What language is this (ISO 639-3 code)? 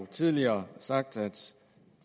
dan